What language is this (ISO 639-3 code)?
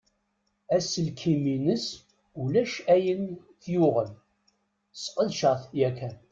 kab